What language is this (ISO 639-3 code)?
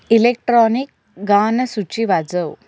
mar